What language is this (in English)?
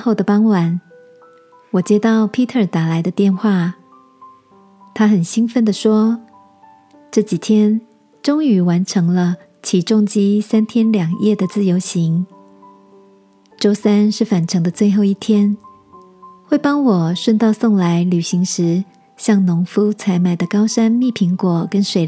Chinese